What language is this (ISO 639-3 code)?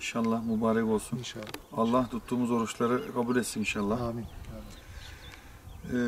tur